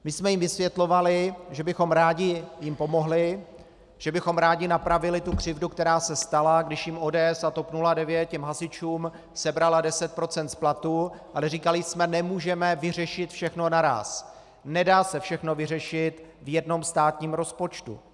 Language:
Czech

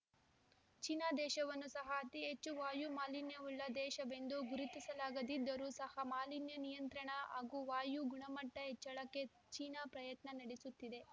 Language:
Kannada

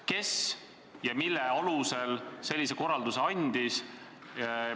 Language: Estonian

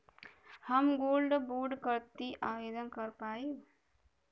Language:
Bhojpuri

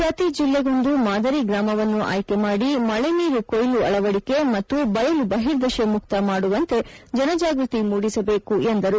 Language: Kannada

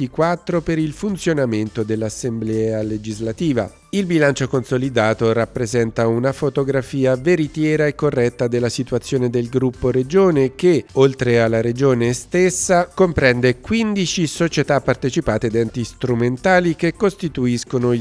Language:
Italian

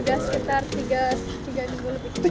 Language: Indonesian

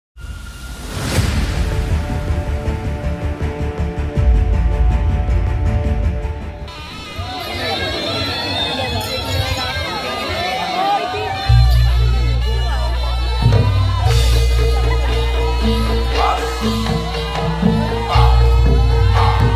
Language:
Indonesian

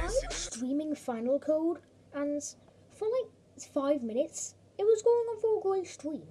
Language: English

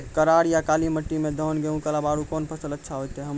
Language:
Maithili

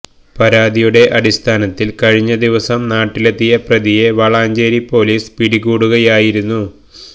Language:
Malayalam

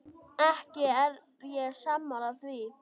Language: Icelandic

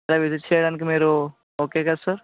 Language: Telugu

